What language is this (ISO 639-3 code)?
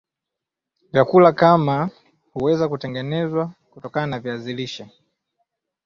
swa